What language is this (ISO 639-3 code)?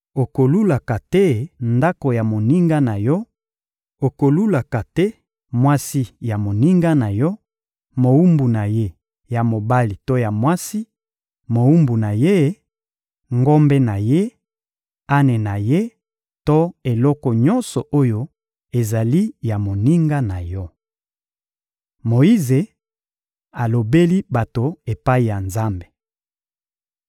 lin